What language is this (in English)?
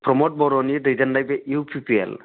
Bodo